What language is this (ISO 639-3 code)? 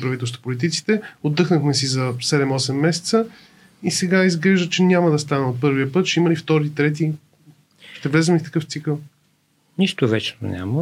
bul